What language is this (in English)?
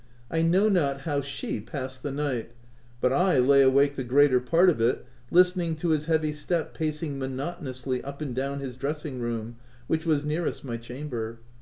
English